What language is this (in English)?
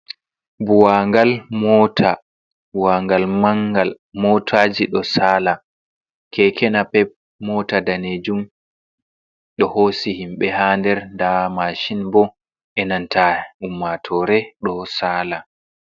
Fula